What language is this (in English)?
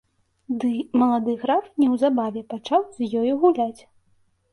Belarusian